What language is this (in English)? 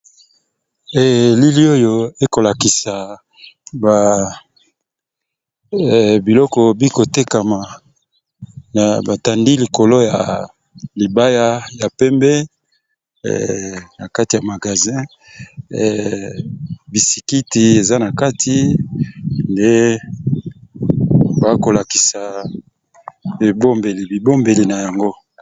Lingala